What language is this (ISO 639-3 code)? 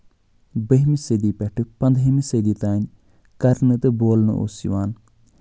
kas